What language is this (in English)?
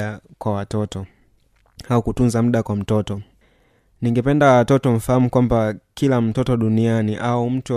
Swahili